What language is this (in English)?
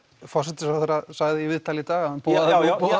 Icelandic